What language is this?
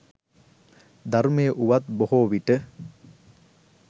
Sinhala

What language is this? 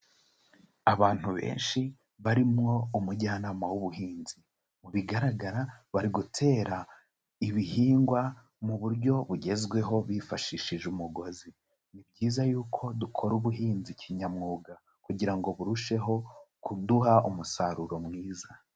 Kinyarwanda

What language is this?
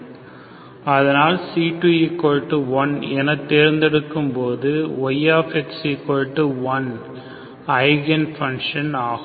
Tamil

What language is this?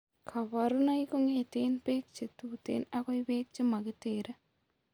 Kalenjin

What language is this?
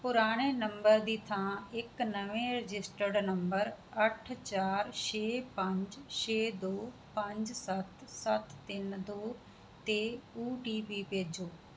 Punjabi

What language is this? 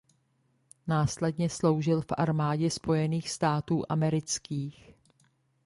Czech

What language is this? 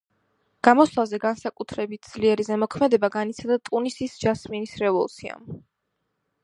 Georgian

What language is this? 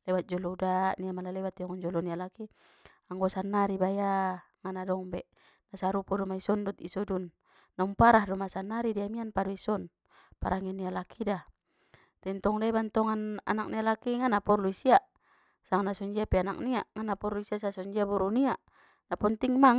Batak Mandailing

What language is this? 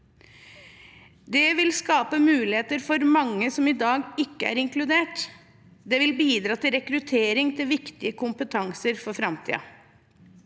Norwegian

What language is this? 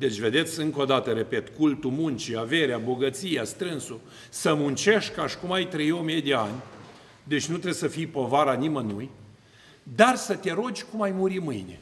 Romanian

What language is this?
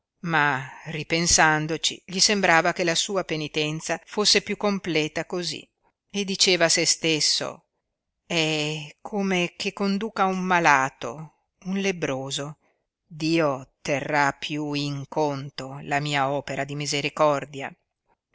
Italian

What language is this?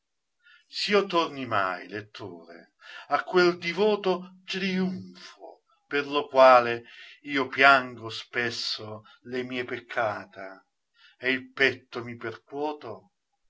Italian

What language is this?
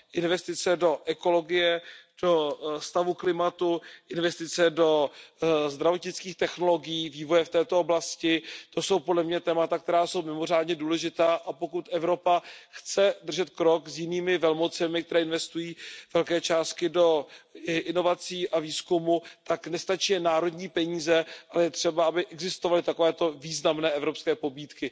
Czech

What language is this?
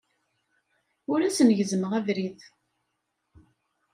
Kabyle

